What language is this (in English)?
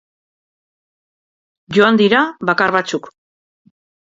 Basque